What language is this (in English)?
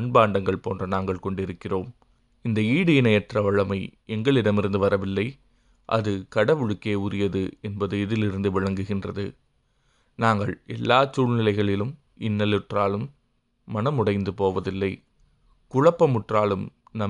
Tamil